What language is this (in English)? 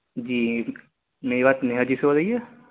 Urdu